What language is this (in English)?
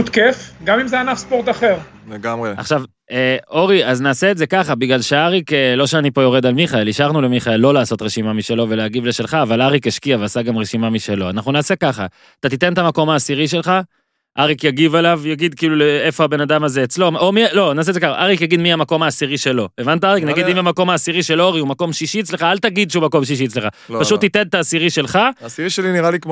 Hebrew